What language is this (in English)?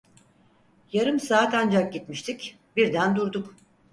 Turkish